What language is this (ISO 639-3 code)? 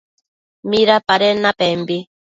mcf